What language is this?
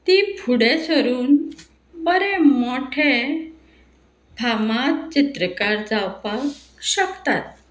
Konkani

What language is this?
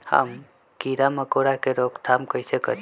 Magahi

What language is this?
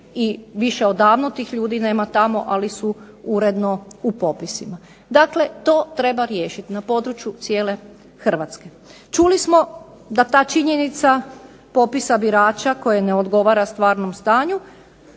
Croatian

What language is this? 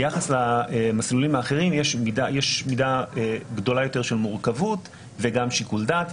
Hebrew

